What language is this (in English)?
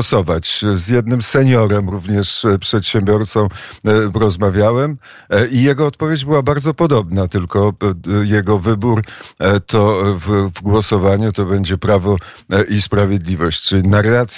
Polish